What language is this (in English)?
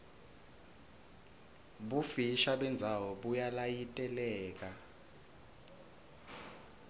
Swati